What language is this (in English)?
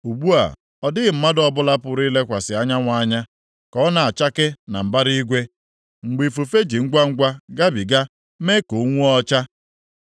Igbo